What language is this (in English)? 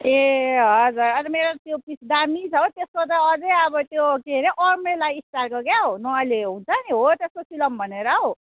Nepali